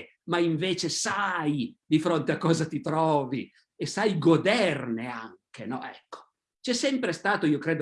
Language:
Italian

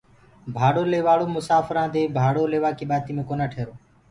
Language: Gurgula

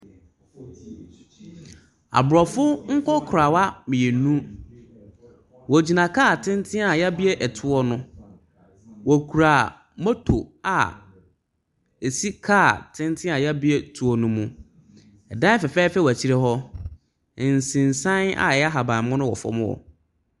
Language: Akan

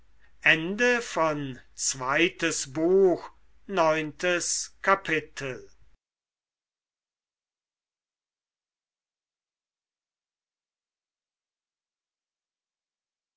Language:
German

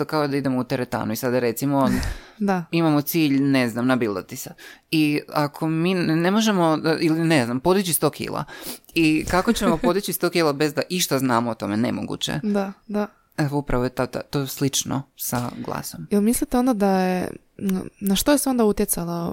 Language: Croatian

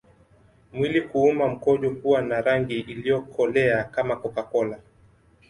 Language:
Swahili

